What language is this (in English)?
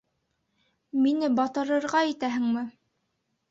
Bashkir